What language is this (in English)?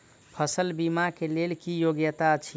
Maithili